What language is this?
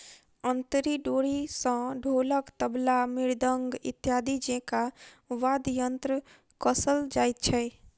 Maithili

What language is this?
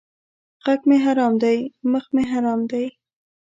Pashto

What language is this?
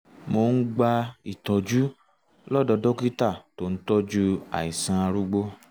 Yoruba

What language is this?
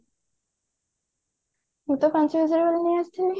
Odia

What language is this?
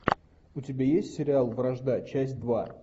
Russian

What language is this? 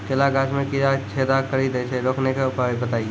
Maithili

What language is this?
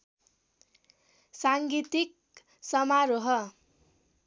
Nepali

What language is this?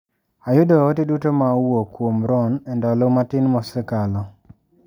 Luo (Kenya and Tanzania)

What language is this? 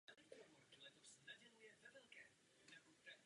Czech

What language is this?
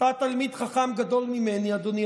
Hebrew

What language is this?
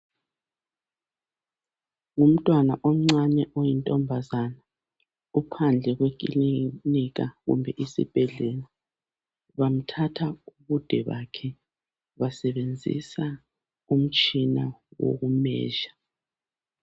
North Ndebele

